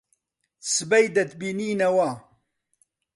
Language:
Central Kurdish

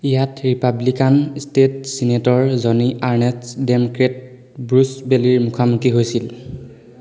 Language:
Assamese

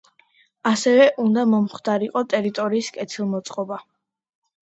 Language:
Georgian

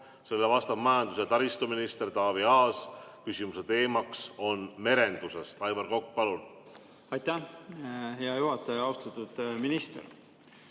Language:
Estonian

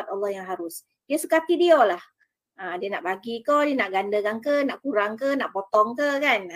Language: Malay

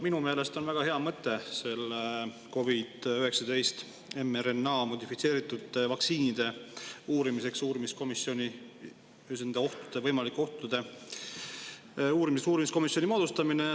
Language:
Estonian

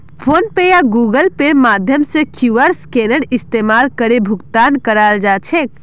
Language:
Magahi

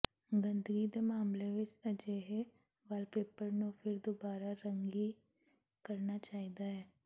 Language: Punjabi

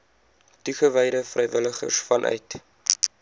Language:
Afrikaans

